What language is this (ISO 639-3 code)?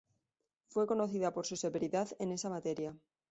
spa